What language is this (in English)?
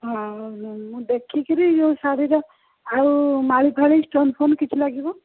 Odia